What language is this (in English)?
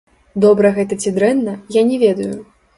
Belarusian